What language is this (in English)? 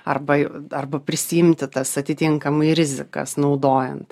Lithuanian